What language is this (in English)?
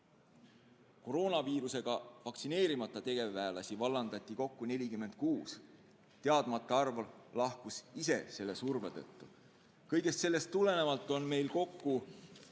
Estonian